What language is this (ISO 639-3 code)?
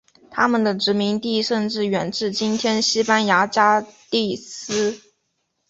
zho